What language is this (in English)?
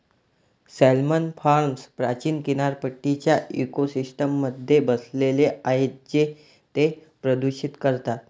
Marathi